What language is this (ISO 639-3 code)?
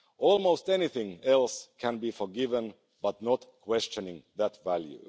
eng